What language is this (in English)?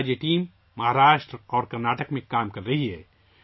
Urdu